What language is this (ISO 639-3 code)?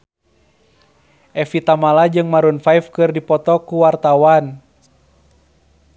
sun